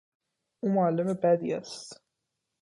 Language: Persian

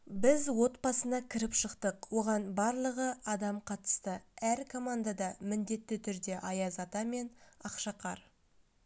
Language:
Kazakh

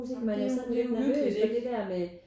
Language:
Danish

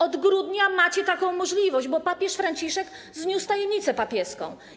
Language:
Polish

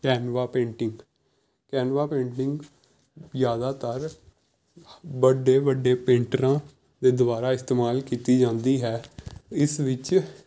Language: Punjabi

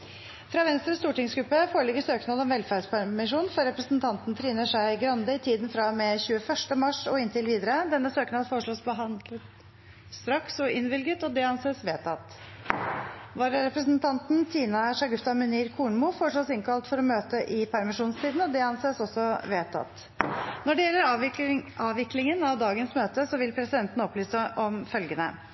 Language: Norwegian Bokmål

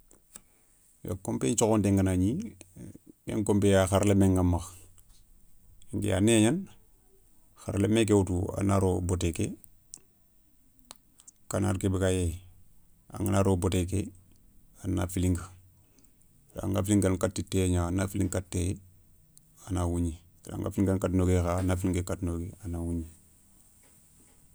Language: Soninke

